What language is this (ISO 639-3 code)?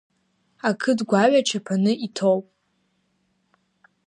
abk